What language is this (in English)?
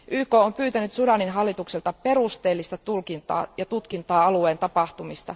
Finnish